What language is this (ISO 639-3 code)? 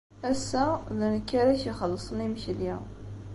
kab